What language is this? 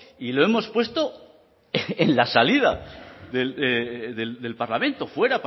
Spanish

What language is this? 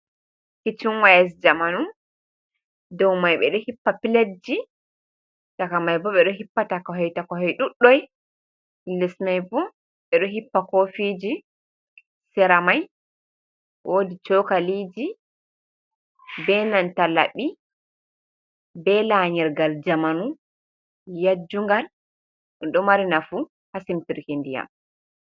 Fula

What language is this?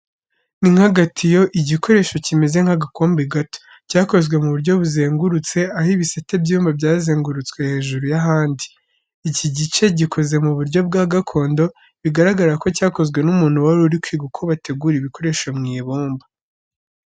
Kinyarwanda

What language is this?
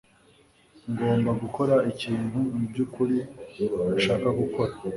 Kinyarwanda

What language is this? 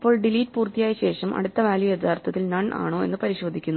Malayalam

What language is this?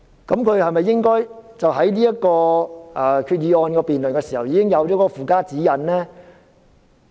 Cantonese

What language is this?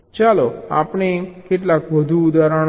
Gujarati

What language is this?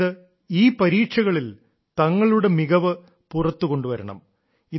Malayalam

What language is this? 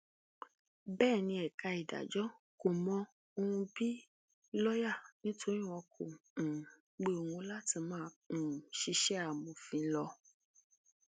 Yoruba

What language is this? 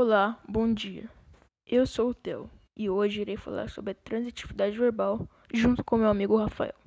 Portuguese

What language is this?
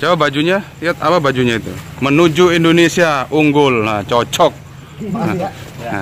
Indonesian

